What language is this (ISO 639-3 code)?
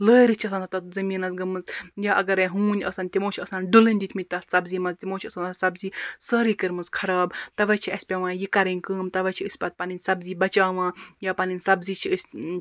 kas